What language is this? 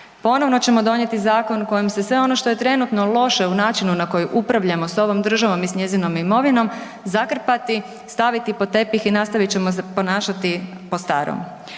Croatian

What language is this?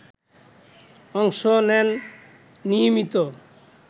Bangla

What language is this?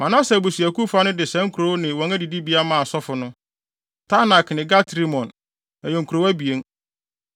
Akan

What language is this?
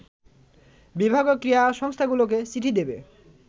Bangla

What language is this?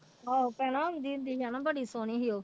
Punjabi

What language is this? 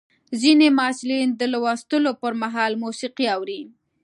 Pashto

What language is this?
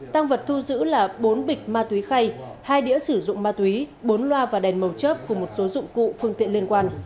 Vietnamese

